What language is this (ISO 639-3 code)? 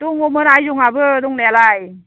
brx